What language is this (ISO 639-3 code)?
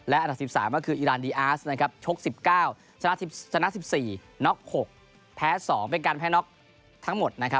tha